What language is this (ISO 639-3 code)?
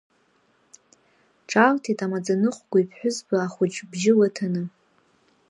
abk